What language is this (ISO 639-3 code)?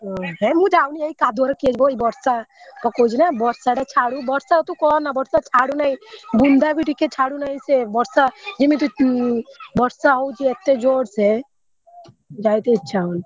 ori